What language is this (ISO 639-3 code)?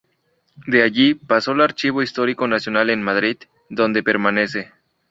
spa